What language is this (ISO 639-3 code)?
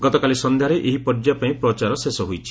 ori